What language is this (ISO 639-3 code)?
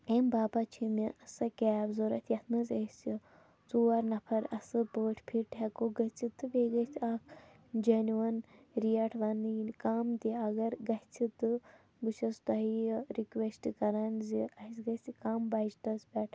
kas